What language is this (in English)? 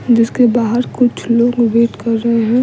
Hindi